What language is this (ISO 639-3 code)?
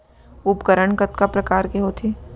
hne